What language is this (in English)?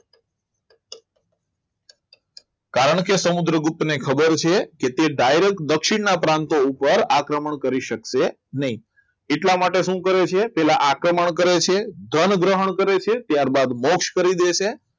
Gujarati